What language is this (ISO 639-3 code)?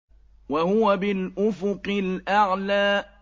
ara